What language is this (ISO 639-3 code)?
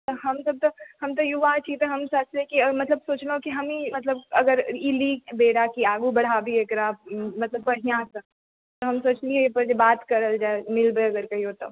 mai